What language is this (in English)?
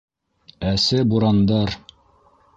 Bashkir